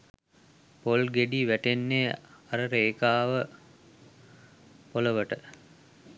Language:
Sinhala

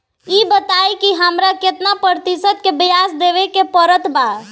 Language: Bhojpuri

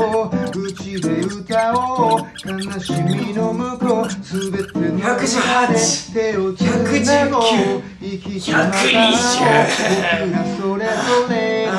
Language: Japanese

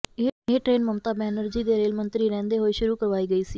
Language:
Punjabi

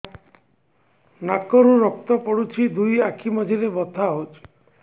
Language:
Odia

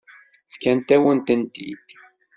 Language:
Kabyle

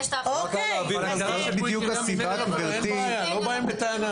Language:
Hebrew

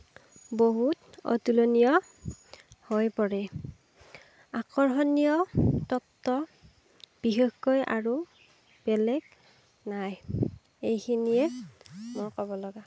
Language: Assamese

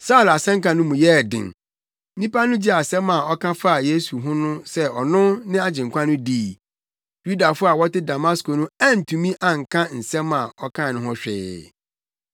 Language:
Akan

